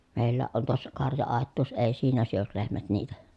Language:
Finnish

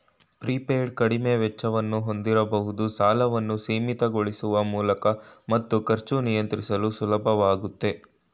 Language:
Kannada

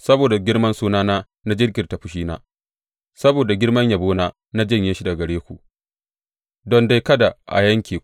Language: Hausa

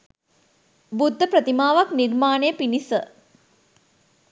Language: Sinhala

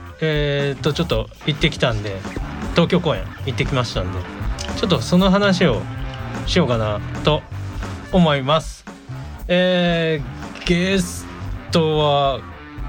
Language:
Japanese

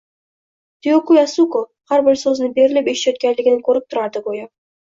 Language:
Uzbek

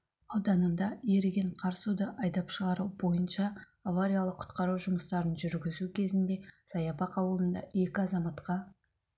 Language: Kazakh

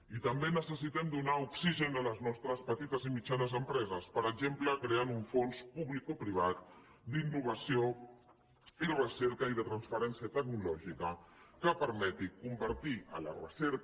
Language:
Catalan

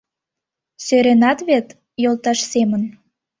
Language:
Mari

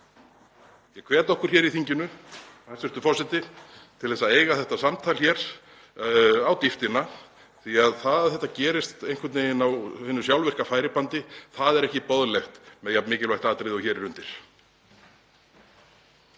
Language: Icelandic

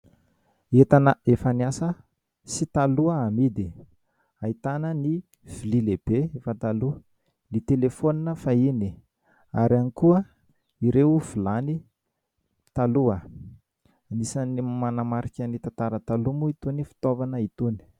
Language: Malagasy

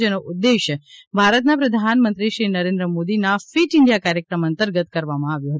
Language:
Gujarati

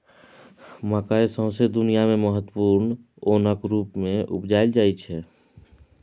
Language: Maithili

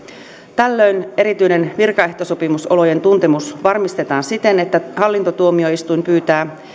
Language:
Finnish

